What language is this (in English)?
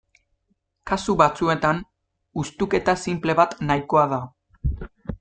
Basque